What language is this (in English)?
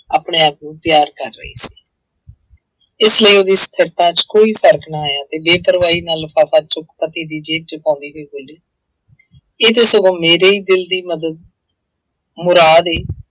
Punjabi